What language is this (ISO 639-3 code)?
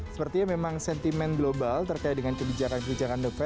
ind